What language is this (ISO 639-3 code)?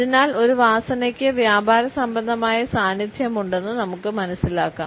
mal